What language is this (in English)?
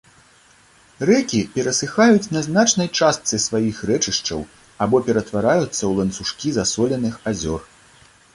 Belarusian